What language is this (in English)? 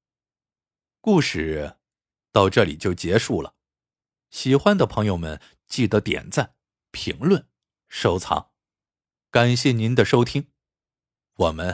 Chinese